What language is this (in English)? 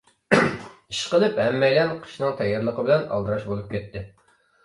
Uyghur